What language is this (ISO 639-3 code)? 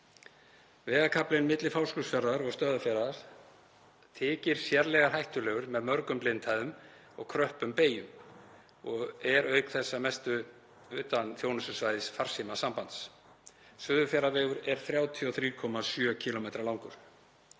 isl